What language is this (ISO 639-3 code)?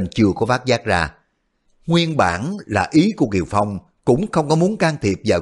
vie